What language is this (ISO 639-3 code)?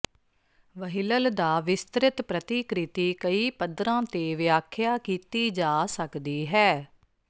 pan